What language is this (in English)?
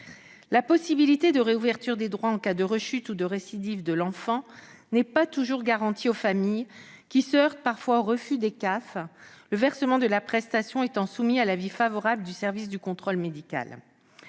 French